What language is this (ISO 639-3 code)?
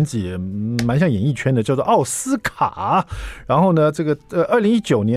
zho